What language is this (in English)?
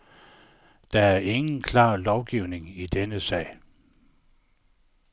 Danish